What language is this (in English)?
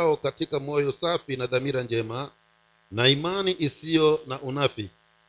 Swahili